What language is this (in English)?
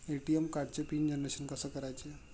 Marathi